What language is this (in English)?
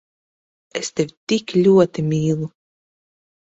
Latvian